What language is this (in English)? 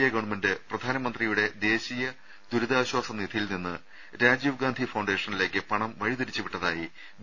Malayalam